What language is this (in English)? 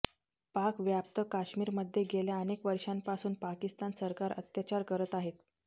Marathi